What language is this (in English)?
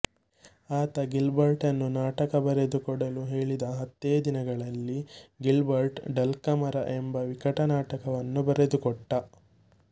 Kannada